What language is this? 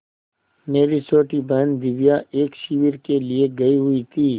Hindi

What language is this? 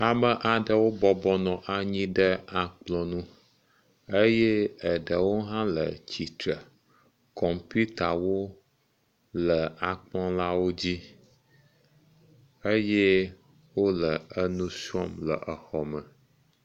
Ewe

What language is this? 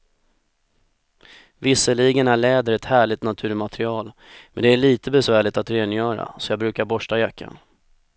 Swedish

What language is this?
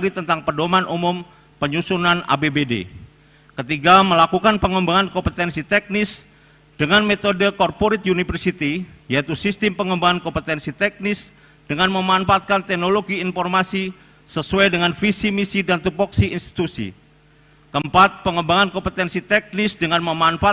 Indonesian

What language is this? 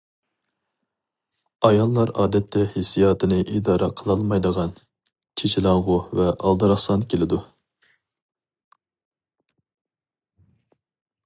Uyghur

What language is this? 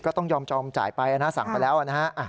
Thai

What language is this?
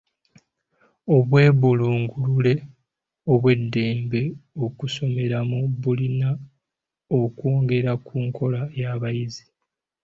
Ganda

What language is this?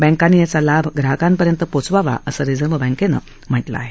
Marathi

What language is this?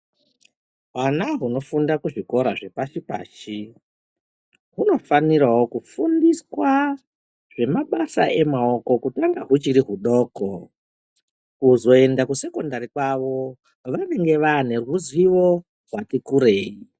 Ndau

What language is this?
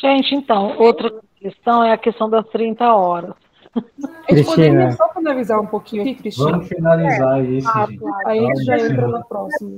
Portuguese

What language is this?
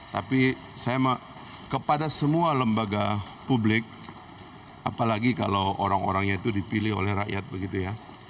Indonesian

